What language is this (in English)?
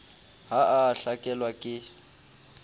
Southern Sotho